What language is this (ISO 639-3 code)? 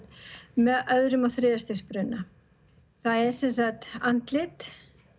isl